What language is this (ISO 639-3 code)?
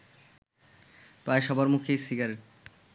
ben